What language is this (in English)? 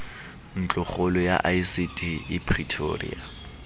Southern Sotho